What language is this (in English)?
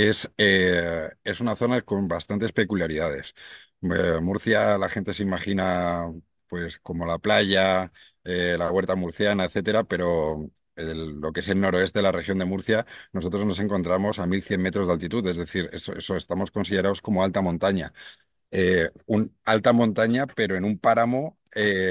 Spanish